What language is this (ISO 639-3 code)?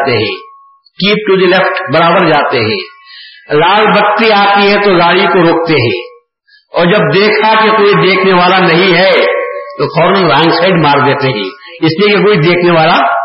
urd